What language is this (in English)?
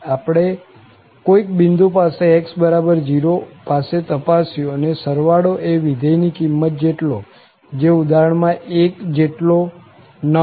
Gujarati